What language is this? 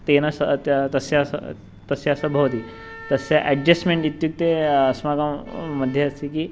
Sanskrit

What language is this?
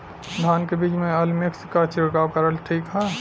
Bhojpuri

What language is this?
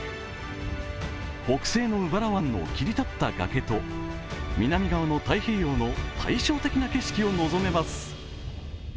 Japanese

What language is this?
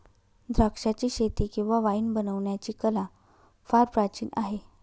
Marathi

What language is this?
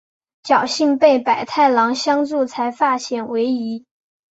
Chinese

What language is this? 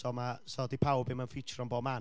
Welsh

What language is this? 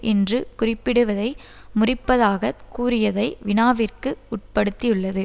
Tamil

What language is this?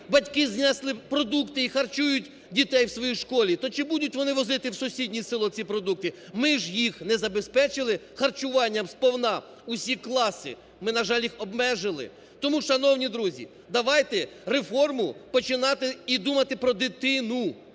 Ukrainian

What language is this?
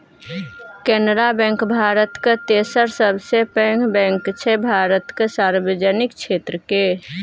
Maithili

